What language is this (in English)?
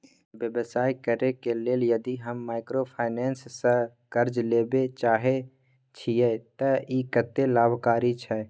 Maithili